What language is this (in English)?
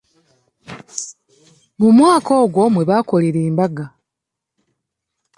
Ganda